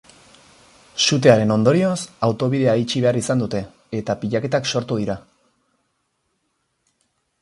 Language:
Basque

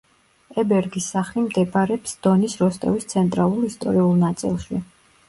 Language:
Georgian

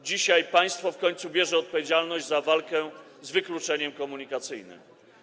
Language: Polish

